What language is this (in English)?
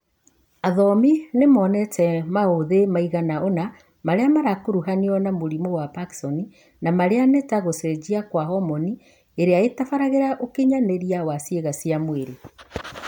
Kikuyu